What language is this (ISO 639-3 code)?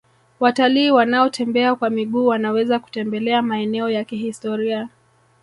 swa